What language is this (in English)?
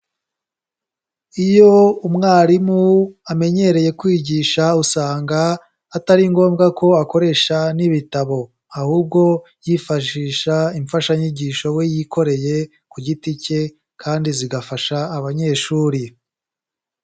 Kinyarwanda